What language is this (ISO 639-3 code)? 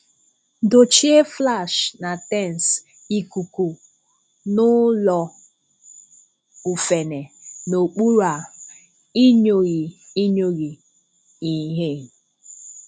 ibo